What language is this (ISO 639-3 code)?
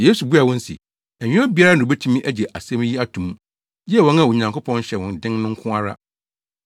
aka